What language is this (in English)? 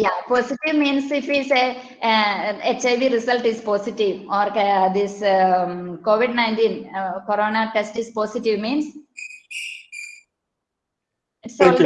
English